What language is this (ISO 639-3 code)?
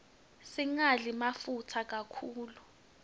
ssw